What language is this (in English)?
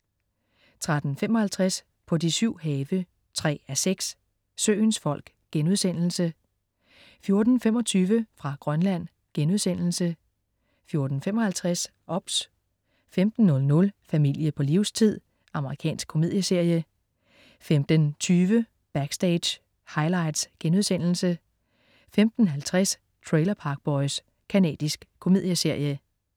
Danish